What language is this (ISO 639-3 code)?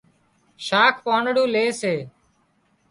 kxp